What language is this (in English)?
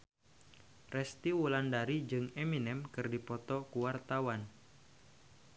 Sundanese